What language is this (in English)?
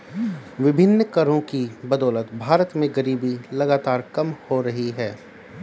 Hindi